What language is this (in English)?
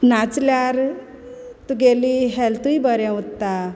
Konkani